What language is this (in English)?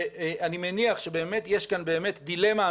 Hebrew